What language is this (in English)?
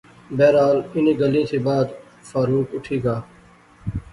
Pahari-Potwari